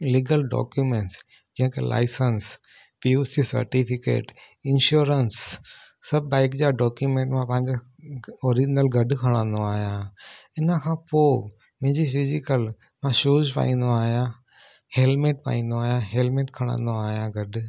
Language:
Sindhi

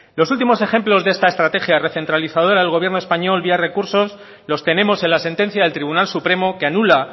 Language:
Spanish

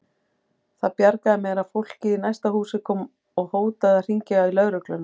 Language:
Icelandic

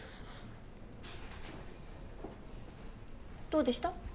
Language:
Japanese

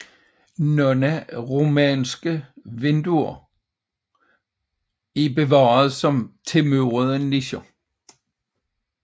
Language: Danish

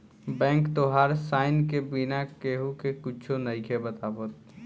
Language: Bhojpuri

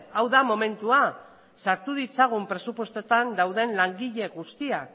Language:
Basque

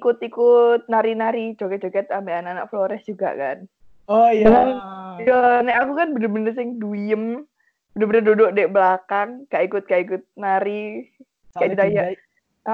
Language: Indonesian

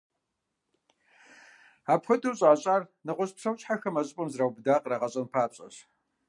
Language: Kabardian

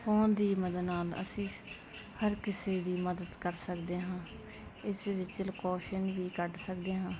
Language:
Punjabi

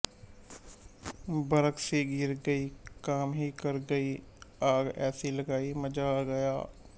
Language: Punjabi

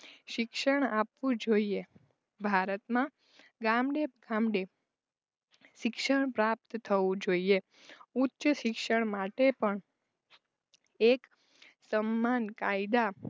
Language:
Gujarati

